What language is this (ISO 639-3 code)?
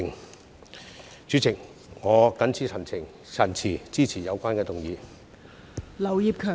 yue